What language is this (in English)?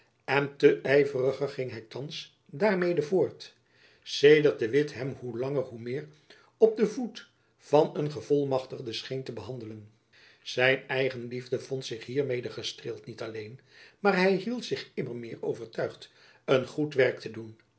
Dutch